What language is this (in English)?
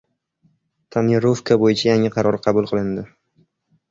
Uzbek